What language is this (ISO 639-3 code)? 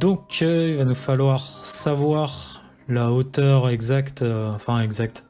fra